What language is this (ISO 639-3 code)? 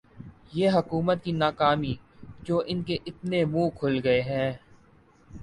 urd